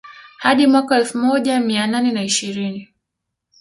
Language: Swahili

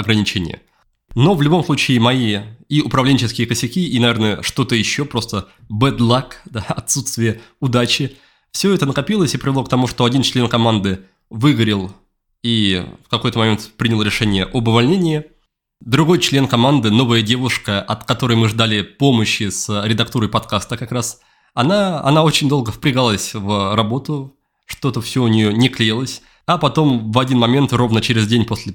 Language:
Russian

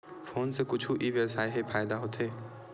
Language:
Chhattisgarhi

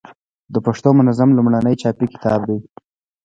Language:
Pashto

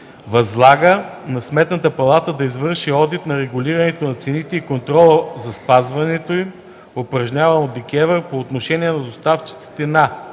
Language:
Bulgarian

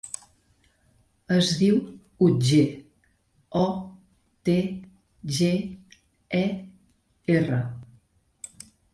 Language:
Catalan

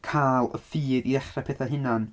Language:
Welsh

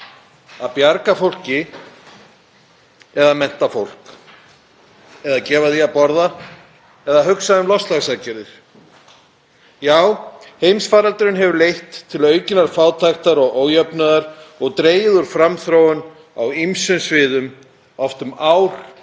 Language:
Icelandic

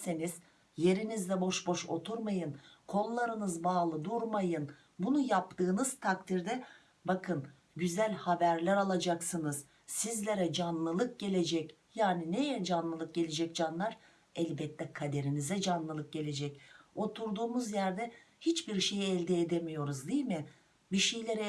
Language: Turkish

